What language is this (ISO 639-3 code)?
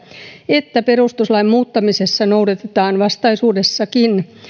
fin